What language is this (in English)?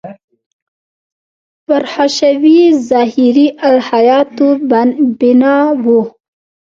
Pashto